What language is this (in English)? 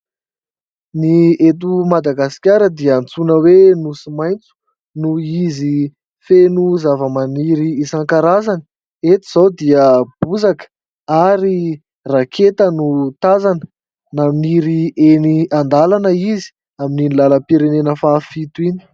Malagasy